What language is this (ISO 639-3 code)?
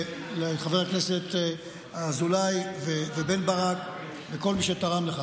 heb